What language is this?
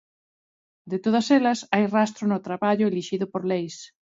Galician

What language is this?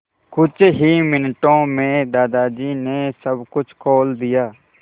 Hindi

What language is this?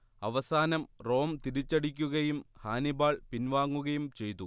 Malayalam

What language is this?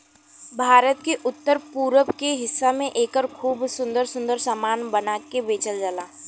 Bhojpuri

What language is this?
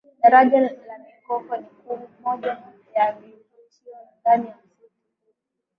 Swahili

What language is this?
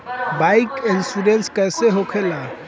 Bhojpuri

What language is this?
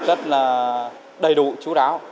Vietnamese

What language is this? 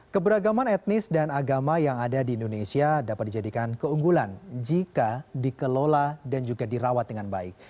Indonesian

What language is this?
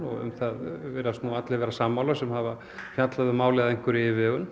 Icelandic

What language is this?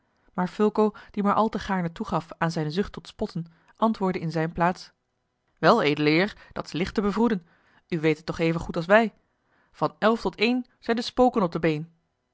Dutch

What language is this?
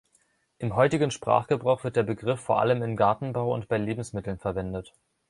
German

